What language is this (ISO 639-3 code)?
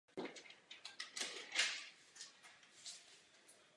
ces